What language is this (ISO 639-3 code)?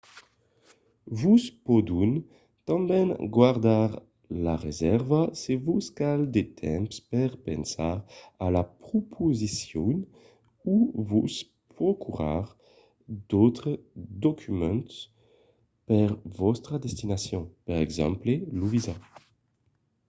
oci